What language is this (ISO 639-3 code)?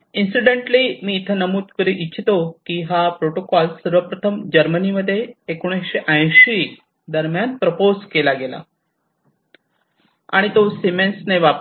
mar